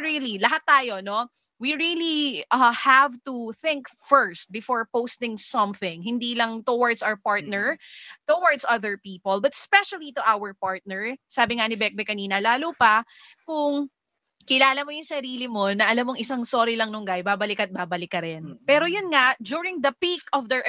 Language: Filipino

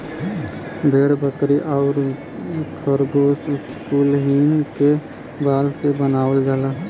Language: Bhojpuri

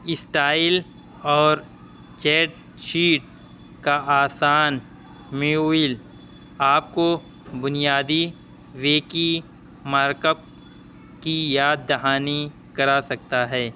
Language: Urdu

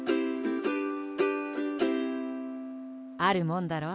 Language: Japanese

